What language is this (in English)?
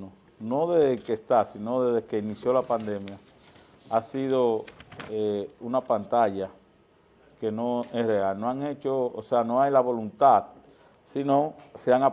Spanish